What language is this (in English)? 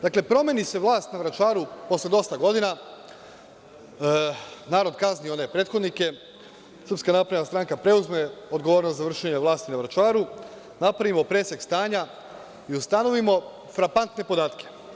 Serbian